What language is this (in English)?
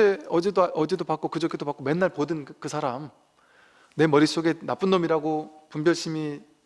Korean